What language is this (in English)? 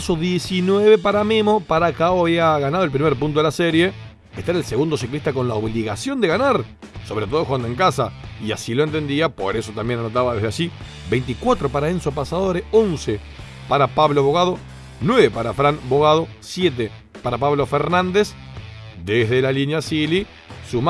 Spanish